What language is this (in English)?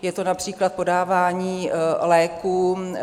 Czech